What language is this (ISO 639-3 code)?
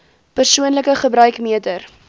afr